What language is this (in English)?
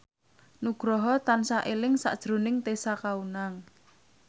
Javanese